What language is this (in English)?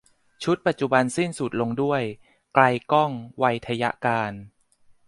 Thai